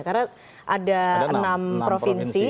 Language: Indonesian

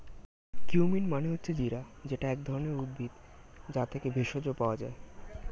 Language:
Bangla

